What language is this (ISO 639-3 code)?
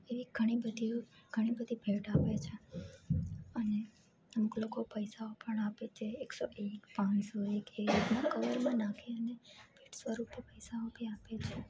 guj